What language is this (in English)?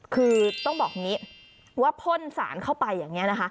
Thai